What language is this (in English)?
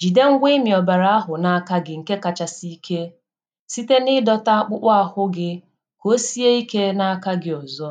Igbo